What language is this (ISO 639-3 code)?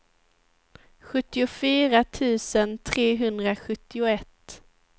swe